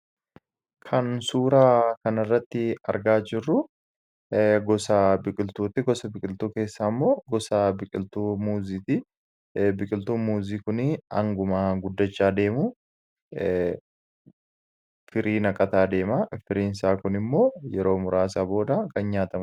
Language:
Oromo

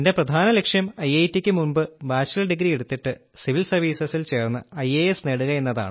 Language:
Malayalam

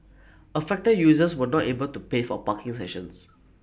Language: English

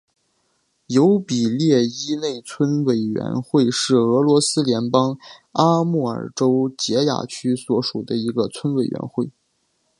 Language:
Chinese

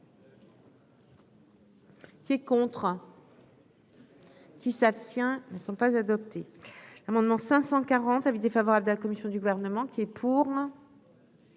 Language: French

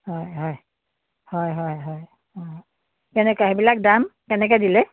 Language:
Assamese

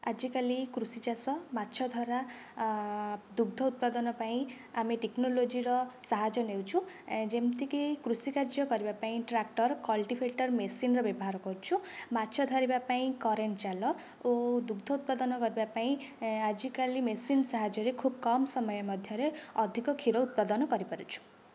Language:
Odia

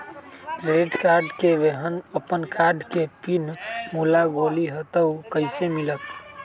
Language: Magahi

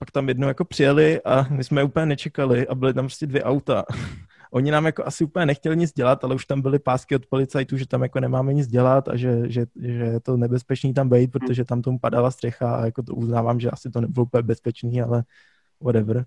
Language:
Czech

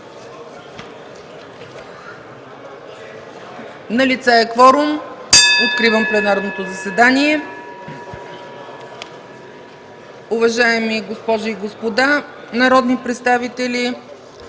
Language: Bulgarian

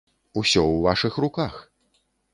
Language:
Belarusian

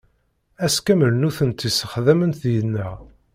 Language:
Kabyle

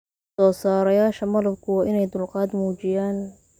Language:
Somali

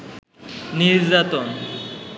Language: Bangla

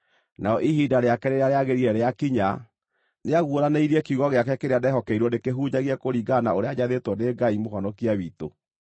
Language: Kikuyu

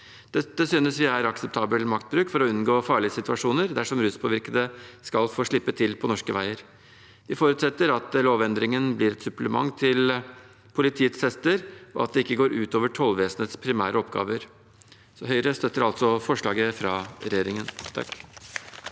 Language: Norwegian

